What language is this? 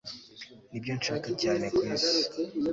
Kinyarwanda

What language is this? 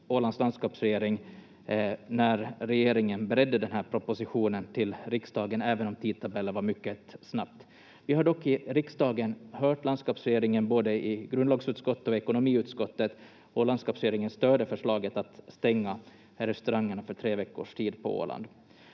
Finnish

